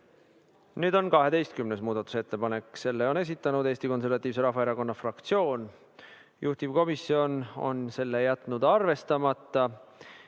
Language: Estonian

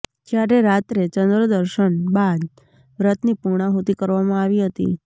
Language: Gujarati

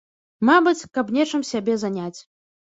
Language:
Belarusian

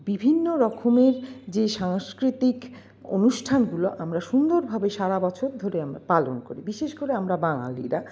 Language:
Bangla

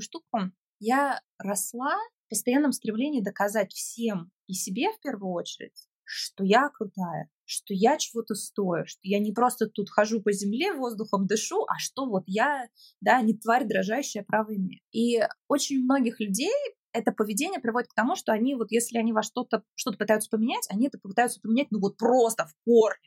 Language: Russian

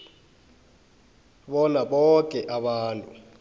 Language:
South Ndebele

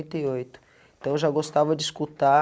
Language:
Portuguese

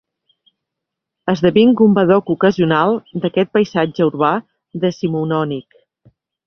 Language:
Catalan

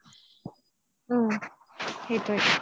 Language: Assamese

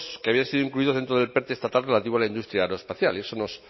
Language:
Spanish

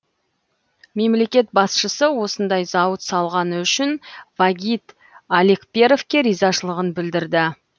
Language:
Kazakh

